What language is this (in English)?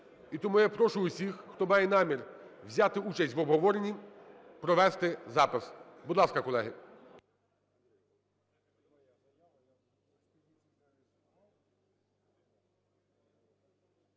Ukrainian